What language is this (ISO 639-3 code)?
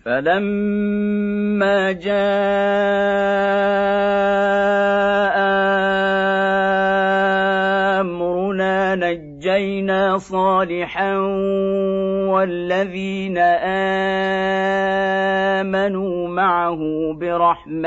ara